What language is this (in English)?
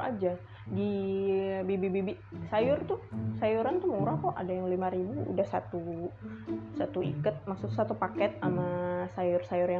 Indonesian